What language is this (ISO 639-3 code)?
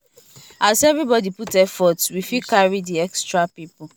pcm